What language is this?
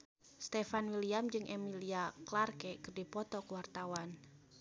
Sundanese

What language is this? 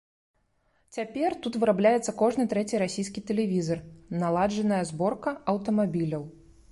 Belarusian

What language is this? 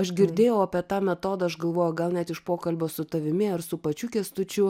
Lithuanian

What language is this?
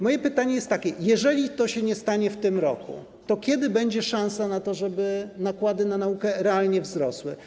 Polish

